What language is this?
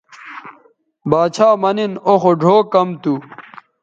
Bateri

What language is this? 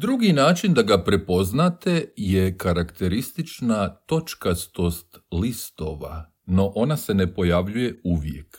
Croatian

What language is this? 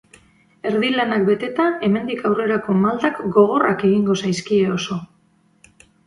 Basque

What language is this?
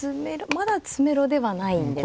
Japanese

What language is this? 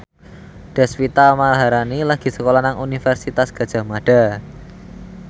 Javanese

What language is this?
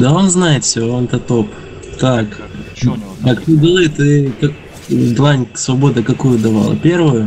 Russian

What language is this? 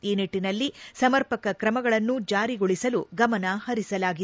Kannada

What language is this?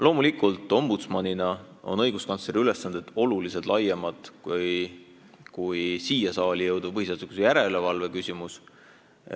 Estonian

